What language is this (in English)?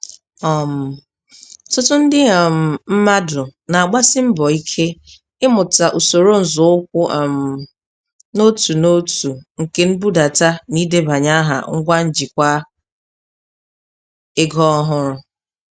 Igbo